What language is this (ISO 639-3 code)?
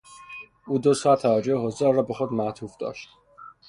fas